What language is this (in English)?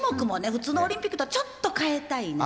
Japanese